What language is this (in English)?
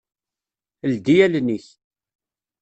Kabyle